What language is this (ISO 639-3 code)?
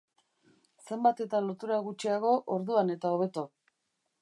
eus